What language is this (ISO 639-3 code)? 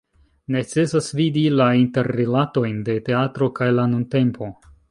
epo